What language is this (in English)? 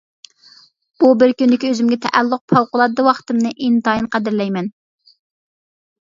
Uyghur